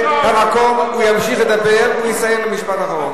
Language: Hebrew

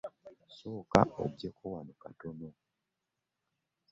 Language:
Ganda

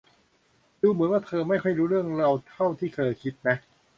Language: Thai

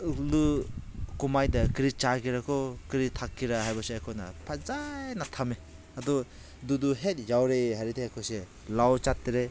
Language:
Manipuri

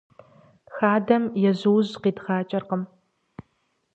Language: Kabardian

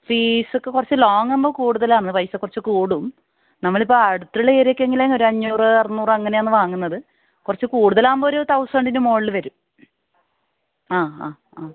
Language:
Malayalam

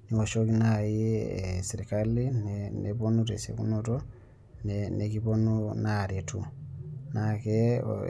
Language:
Masai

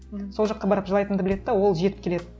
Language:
Kazakh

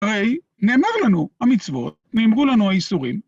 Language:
Hebrew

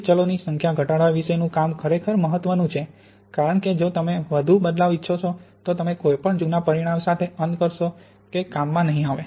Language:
Gujarati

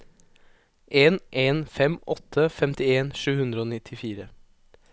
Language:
Norwegian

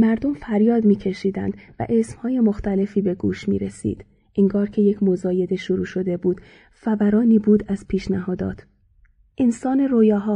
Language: Persian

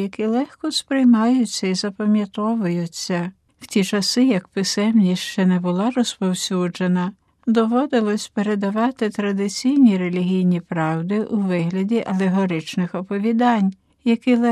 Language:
Ukrainian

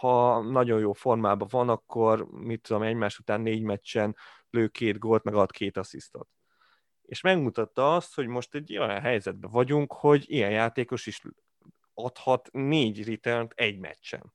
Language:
Hungarian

